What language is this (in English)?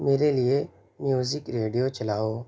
Urdu